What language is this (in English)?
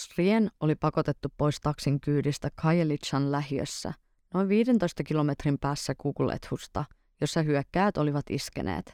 Finnish